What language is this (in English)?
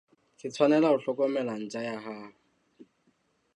Southern Sotho